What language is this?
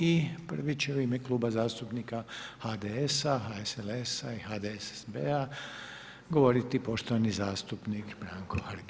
Croatian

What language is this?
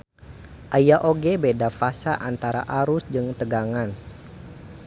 Sundanese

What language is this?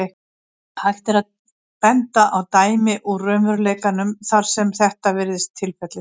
Icelandic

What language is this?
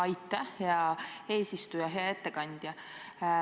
Estonian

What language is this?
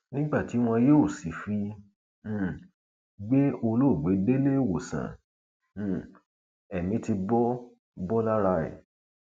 Yoruba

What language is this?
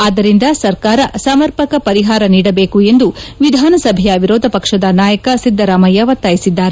Kannada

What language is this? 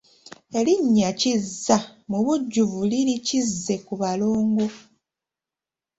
Ganda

